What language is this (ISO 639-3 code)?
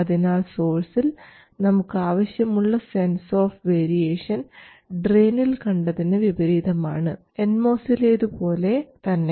mal